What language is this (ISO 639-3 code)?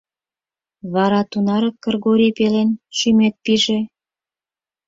chm